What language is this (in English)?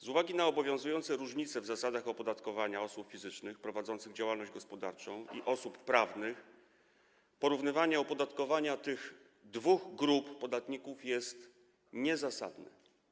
Polish